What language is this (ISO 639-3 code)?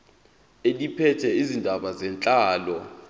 zul